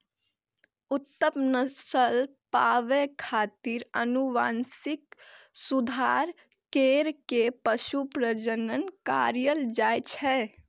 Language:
Maithili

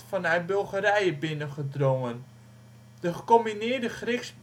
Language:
Dutch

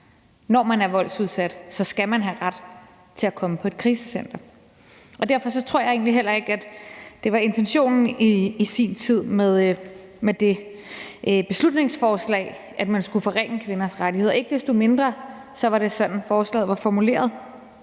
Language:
Danish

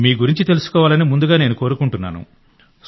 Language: Telugu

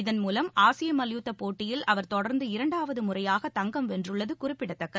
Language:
Tamil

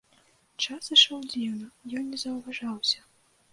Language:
Belarusian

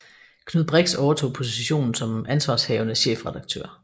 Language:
Danish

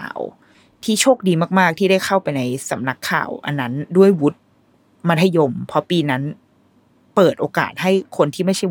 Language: Thai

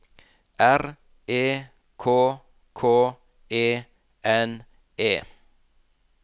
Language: Norwegian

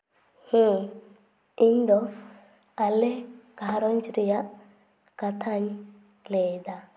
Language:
Santali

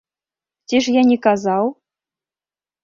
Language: Belarusian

